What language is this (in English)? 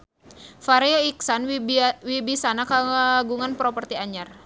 Sundanese